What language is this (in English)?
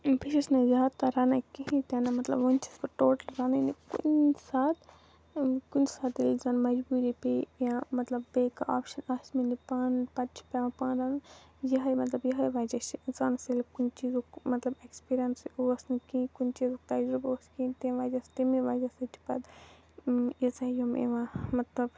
Kashmiri